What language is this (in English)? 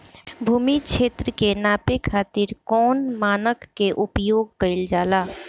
Bhojpuri